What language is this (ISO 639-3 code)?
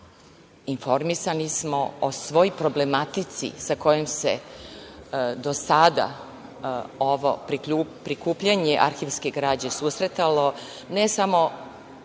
srp